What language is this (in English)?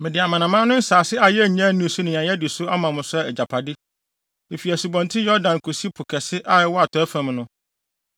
Akan